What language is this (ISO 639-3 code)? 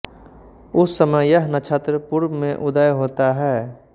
hin